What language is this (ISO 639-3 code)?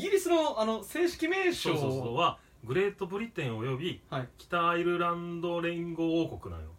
jpn